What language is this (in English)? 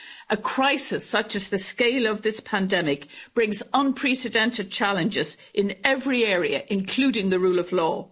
English